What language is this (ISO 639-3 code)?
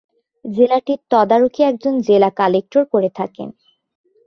ben